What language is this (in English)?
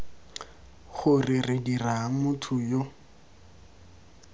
Tswana